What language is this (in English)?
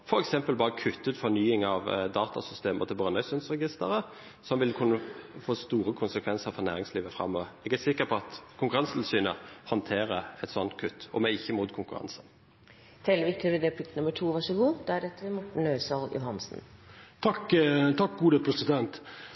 Norwegian